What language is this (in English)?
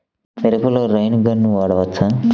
Telugu